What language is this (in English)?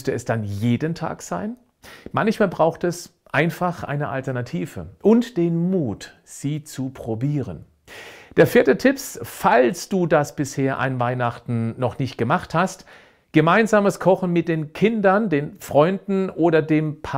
German